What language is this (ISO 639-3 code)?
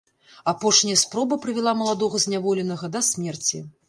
bel